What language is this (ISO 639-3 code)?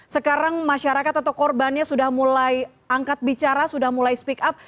ind